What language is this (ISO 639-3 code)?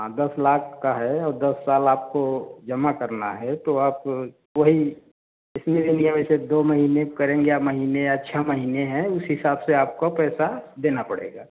hin